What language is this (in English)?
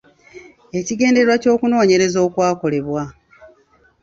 Ganda